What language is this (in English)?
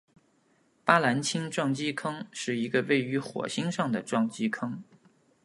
Chinese